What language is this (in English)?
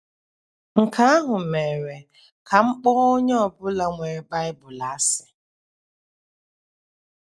Igbo